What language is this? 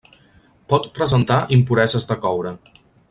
Catalan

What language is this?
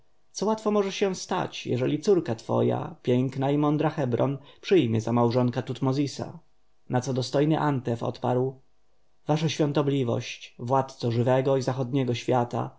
Polish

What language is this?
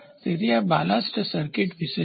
Gujarati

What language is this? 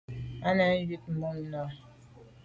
Medumba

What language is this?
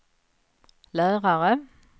Swedish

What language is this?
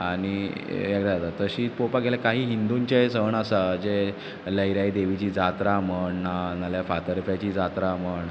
Konkani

